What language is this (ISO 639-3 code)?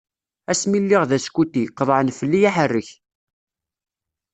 kab